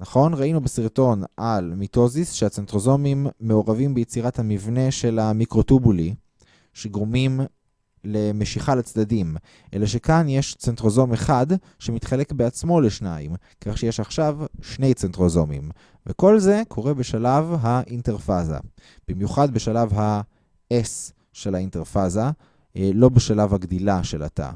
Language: Hebrew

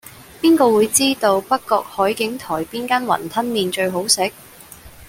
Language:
Cantonese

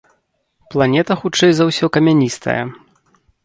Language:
Belarusian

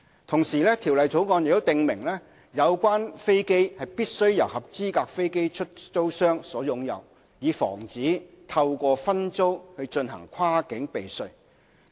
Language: Cantonese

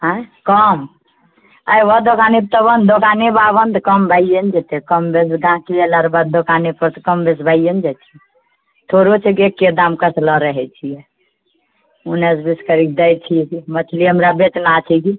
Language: Maithili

